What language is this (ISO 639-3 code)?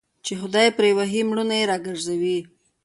pus